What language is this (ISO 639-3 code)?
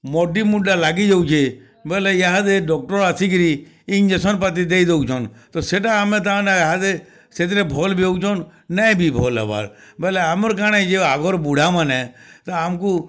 ori